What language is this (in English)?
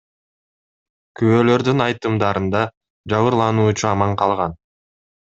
Kyrgyz